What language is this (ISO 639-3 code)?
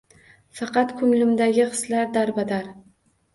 uzb